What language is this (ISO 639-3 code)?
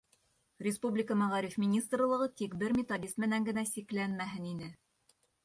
bak